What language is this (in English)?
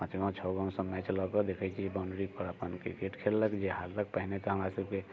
Maithili